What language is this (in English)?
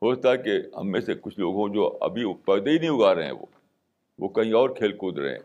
Urdu